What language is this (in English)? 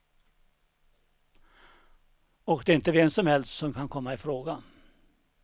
Swedish